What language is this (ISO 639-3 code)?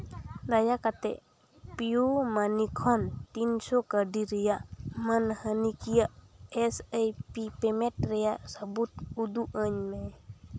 sat